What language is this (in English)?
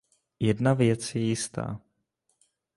Czech